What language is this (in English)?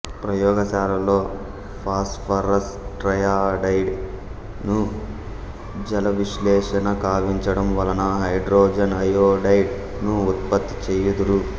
Telugu